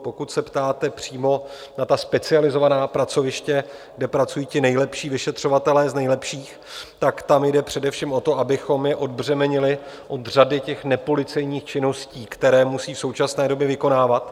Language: Czech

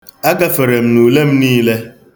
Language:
Igbo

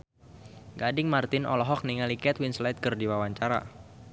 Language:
Sundanese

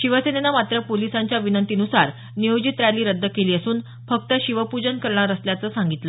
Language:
Marathi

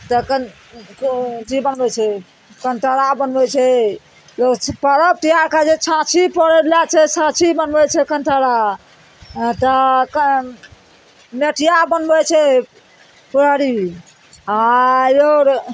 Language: Maithili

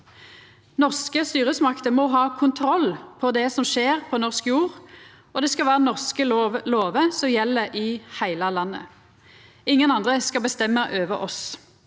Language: Norwegian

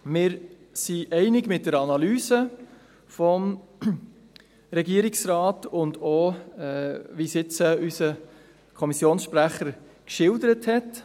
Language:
Swiss German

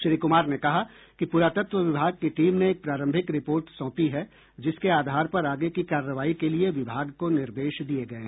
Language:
Hindi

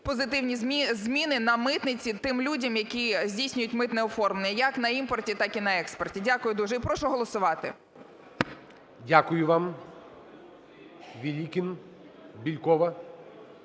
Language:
Ukrainian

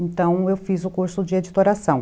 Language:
Portuguese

